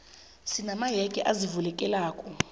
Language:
South Ndebele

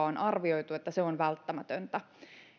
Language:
Finnish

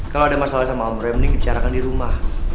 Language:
Indonesian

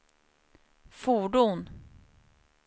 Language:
Swedish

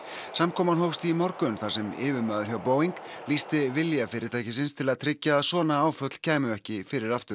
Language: Icelandic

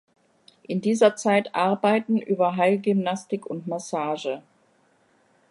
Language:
German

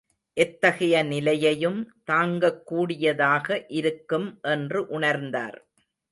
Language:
Tamil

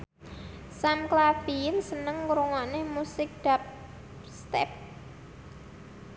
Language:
Javanese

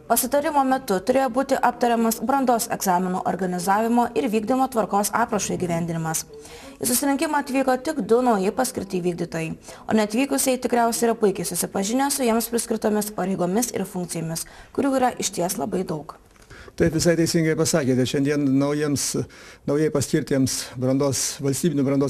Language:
Lithuanian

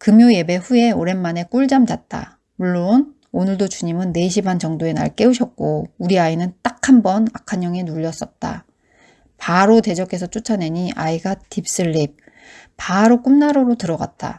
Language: Korean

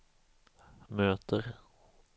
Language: Swedish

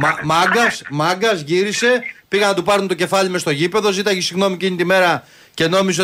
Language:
Greek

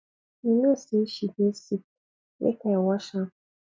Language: Nigerian Pidgin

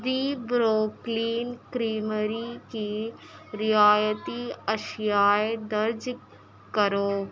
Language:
Urdu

